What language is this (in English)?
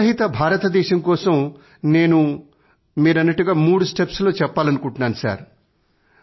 Telugu